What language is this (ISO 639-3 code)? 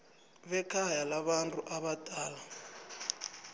nbl